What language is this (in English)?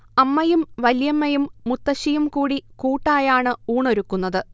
Malayalam